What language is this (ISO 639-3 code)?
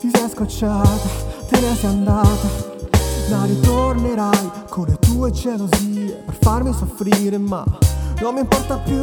ita